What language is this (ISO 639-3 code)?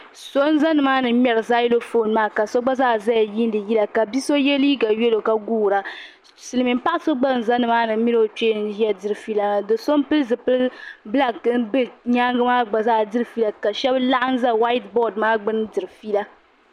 dag